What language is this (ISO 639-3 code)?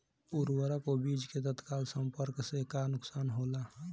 bho